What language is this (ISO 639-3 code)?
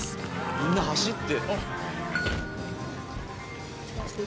jpn